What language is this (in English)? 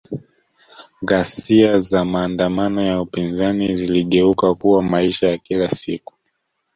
Swahili